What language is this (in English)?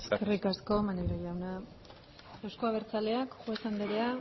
Basque